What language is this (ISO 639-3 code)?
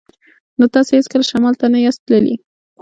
pus